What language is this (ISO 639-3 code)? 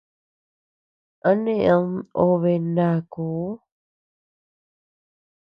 cux